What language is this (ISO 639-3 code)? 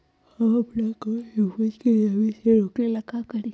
mag